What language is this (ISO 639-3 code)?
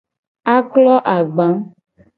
gej